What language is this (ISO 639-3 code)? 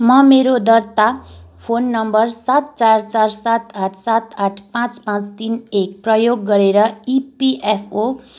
nep